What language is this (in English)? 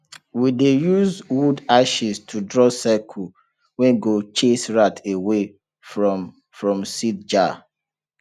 Nigerian Pidgin